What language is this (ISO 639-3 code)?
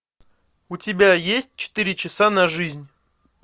rus